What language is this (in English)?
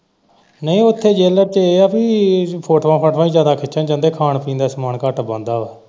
Punjabi